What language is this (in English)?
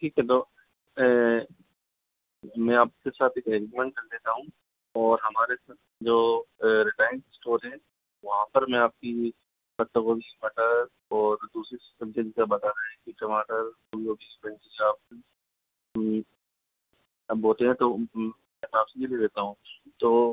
Hindi